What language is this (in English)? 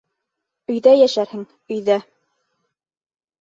Bashkir